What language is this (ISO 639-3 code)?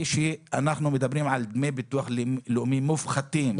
heb